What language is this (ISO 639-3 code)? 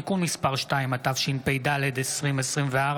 heb